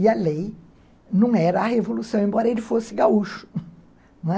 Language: Portuguese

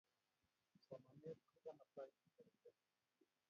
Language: Kalenjin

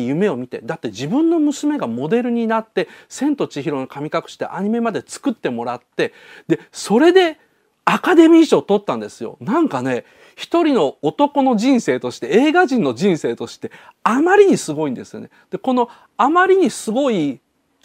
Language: Japanese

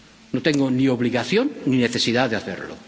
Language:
Spanish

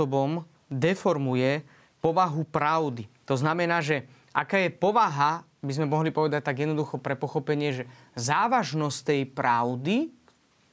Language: Slovak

